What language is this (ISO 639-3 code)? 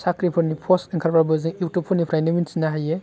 brx